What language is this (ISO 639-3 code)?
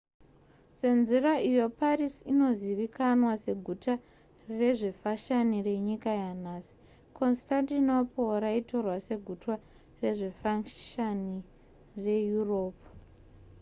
sna